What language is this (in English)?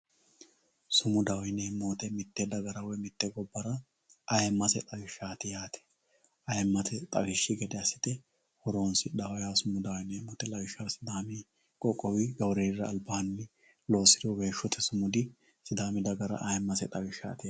Sidamo